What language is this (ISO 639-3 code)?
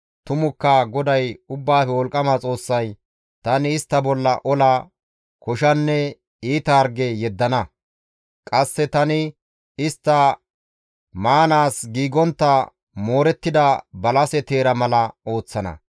gmv